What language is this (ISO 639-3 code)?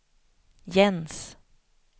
swe